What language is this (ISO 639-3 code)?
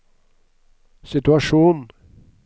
nor